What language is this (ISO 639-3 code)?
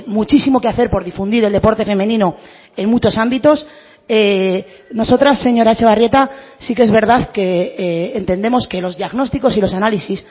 spa